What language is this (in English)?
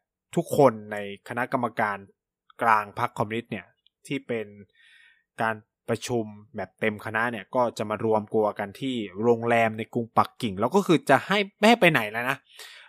Thai